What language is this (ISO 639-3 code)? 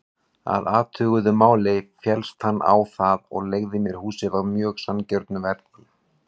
isl